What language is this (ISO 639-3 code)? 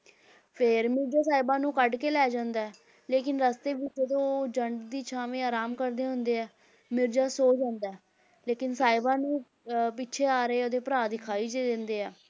pan